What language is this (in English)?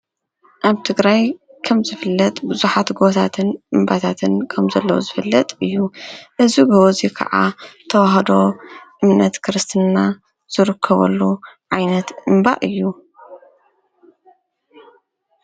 Tigrinya